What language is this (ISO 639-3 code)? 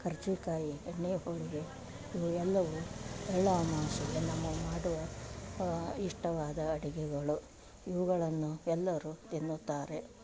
kan